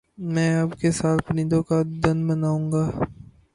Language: Urdu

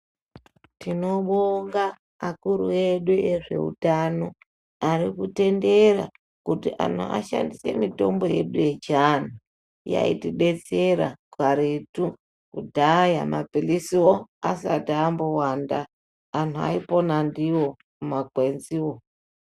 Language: Ndau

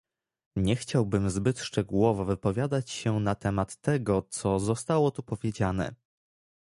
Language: Polish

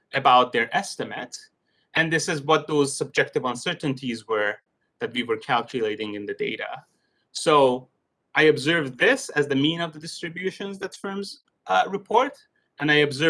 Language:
English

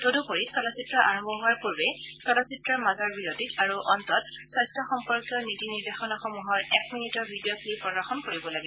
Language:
Assamese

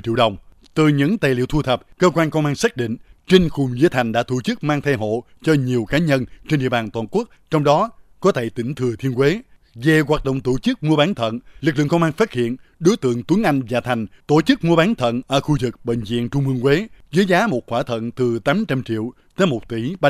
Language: Vietnamese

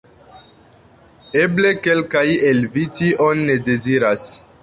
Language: Esperanto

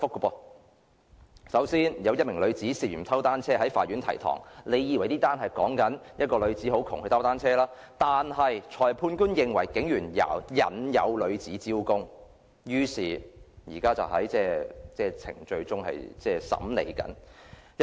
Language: Cantonese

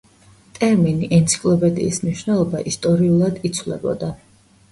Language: Georgian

